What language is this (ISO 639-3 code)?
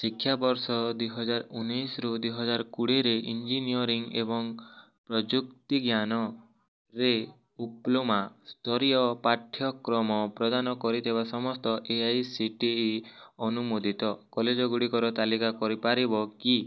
ori